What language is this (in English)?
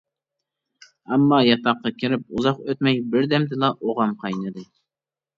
Uyghur